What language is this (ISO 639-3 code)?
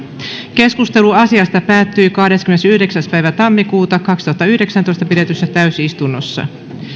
fin